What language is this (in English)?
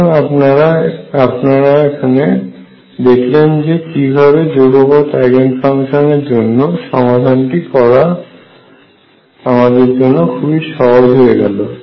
Bangla